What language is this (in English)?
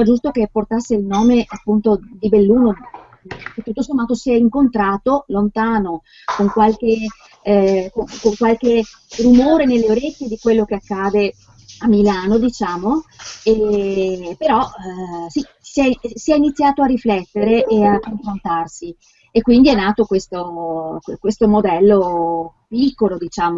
Italian